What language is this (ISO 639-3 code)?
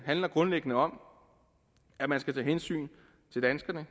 dan